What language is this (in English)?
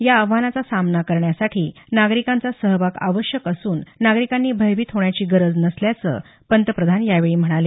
Marathi